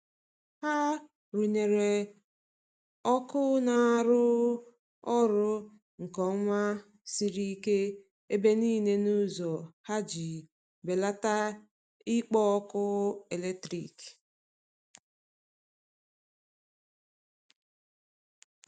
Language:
Igbo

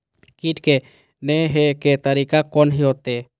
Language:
Maithili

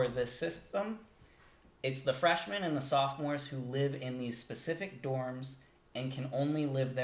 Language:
English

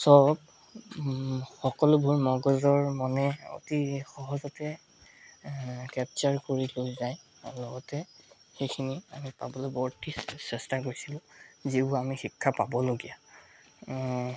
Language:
Assamese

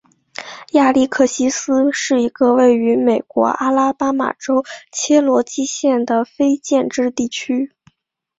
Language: Chinese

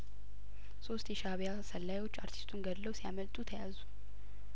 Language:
Amharic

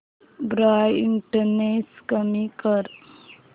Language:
Marathi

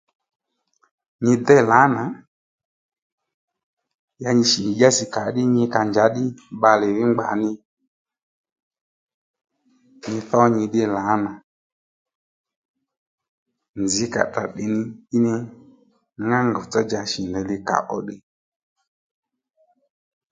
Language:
Lendu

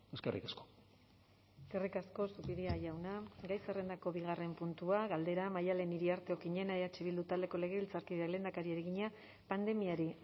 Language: Basque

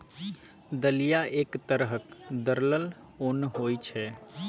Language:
Maithili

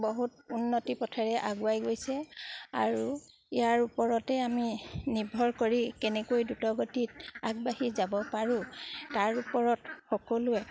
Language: Assamese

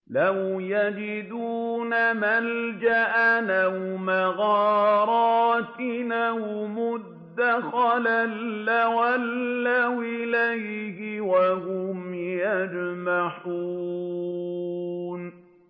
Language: Arabic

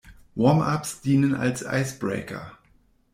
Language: German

